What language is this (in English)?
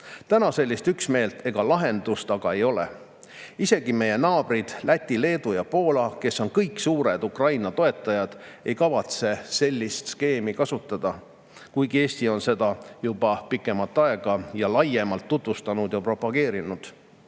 Estonian